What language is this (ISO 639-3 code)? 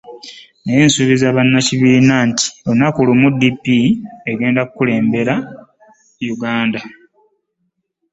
lug